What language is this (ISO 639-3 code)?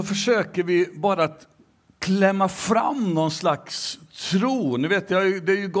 swe